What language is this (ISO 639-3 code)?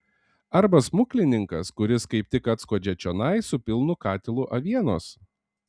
lit